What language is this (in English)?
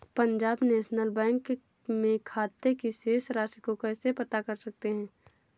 Hindi